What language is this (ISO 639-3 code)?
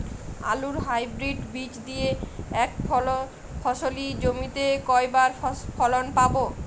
ben